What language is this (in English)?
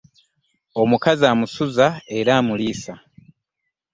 Ganda